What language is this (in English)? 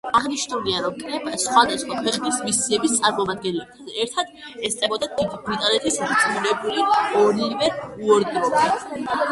Georgian